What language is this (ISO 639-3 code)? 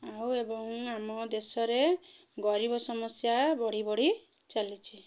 ori